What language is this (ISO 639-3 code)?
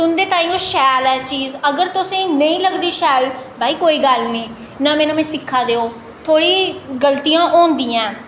doi